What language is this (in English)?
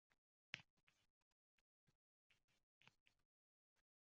Uzbek